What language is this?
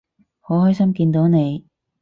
Cantonese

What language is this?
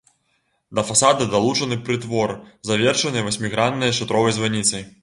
Belarusian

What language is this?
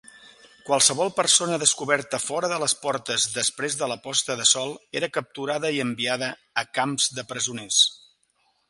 Catalan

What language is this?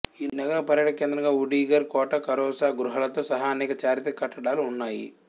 Telugu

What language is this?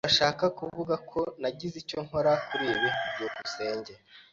Kinyarwanda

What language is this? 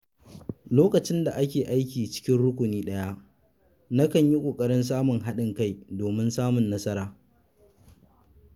Hausa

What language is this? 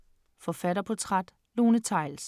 Danish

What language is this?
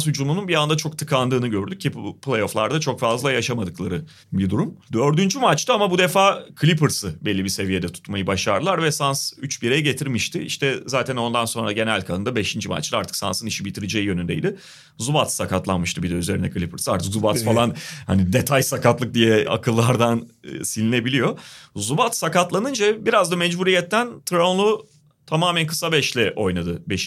Turkish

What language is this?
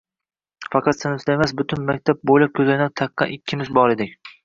Uzbek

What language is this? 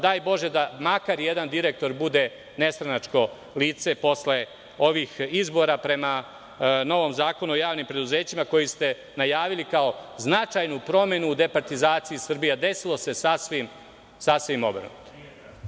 Serbian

